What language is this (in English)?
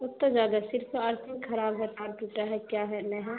Urdu